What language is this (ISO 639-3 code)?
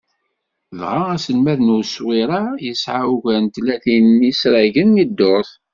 kab